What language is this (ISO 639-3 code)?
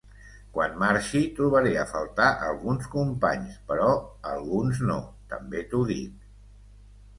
cat